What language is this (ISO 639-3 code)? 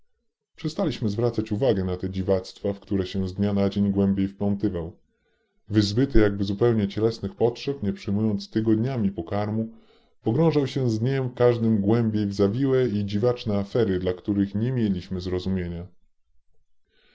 pol